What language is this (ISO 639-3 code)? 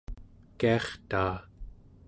esu